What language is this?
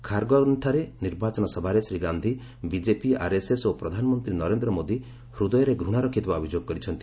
Odia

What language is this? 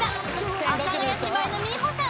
Japanese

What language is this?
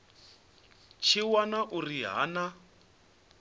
Venda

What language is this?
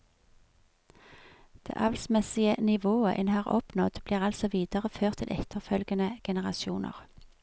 Norwegian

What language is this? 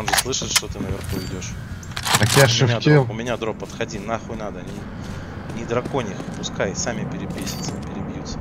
Russian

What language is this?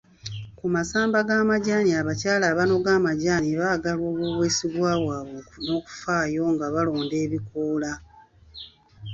Ganda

